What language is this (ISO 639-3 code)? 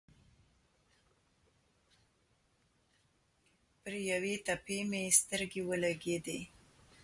pus